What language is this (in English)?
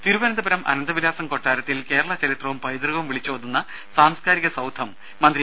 Malayalam